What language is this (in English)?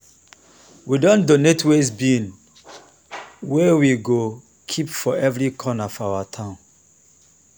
Nigerian Pidgin